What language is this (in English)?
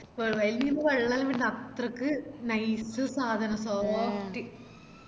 Malayalam